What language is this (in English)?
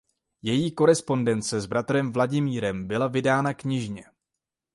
Czech